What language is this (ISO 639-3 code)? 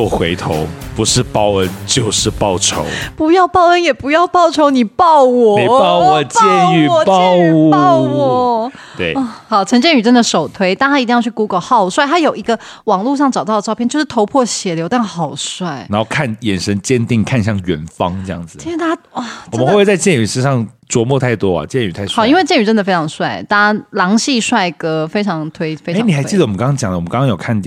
zho